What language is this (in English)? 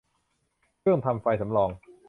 Thai